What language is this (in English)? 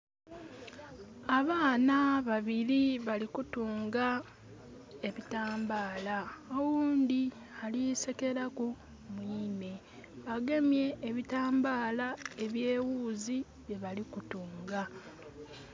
Soga